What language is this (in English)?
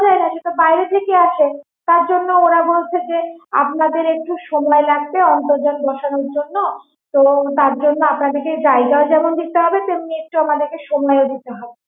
Bangla